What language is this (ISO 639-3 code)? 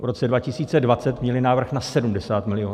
ces